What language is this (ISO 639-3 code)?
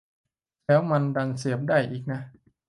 tha